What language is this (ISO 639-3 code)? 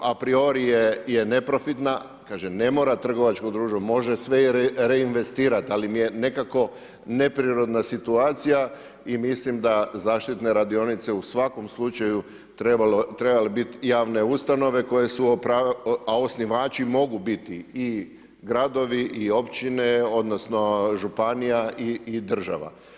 hrv